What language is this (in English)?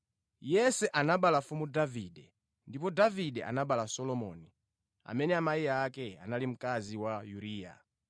Nyanja